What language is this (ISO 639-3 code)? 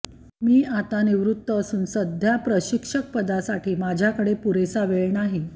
mar